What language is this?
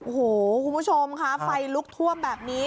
Thai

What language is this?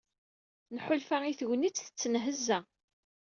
Kabyle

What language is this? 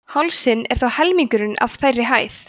Icelandic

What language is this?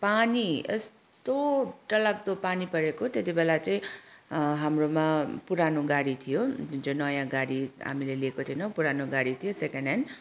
Nepali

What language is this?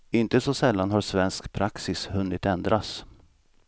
Swedish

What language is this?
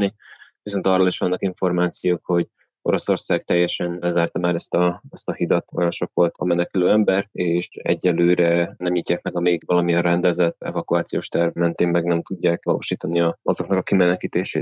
Hungarian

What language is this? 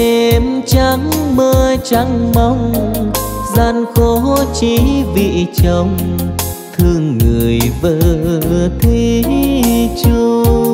Vietnamese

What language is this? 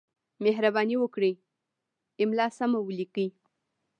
Pashto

